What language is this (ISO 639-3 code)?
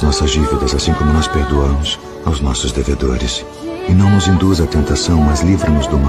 por